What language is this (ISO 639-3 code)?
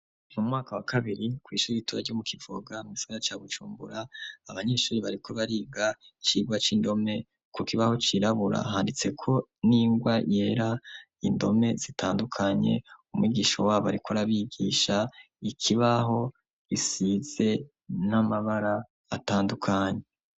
run